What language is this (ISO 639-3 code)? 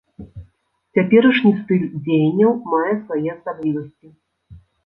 bel